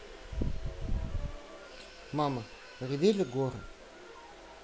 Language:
Russian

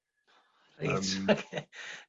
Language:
Welsh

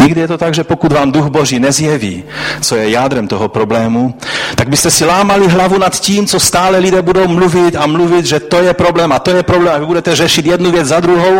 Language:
Czech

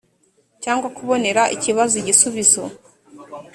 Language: Kinyarwanda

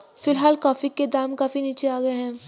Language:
Hindi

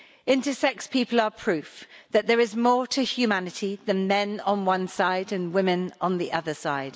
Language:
English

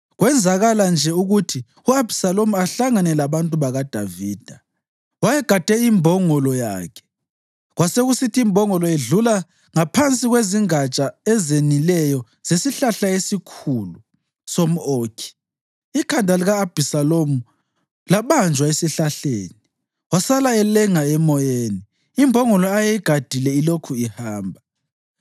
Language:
North Ndebele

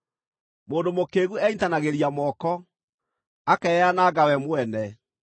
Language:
Kikuyu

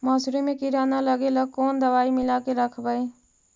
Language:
Magahi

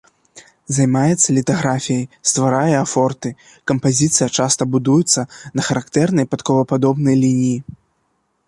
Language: Belarusian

